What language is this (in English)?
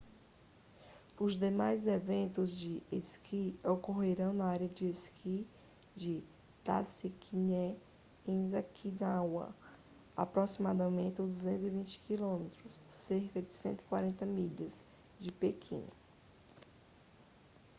Portuguese